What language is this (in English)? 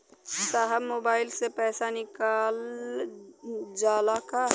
Bhojpuri